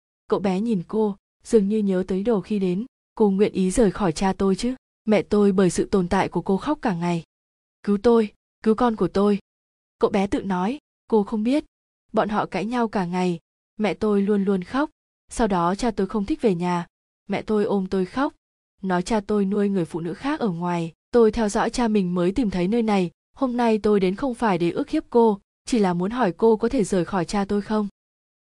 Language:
Vietnamese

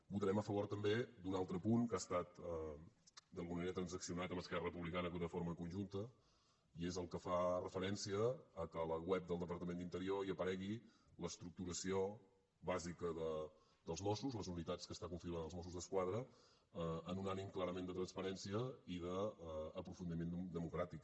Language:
Catalan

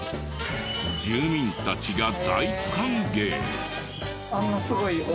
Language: Japanese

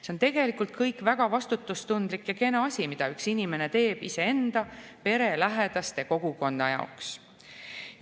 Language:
Estonian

